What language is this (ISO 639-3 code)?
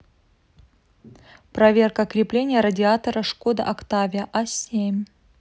rus